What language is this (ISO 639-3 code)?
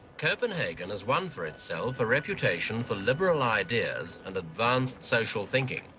eng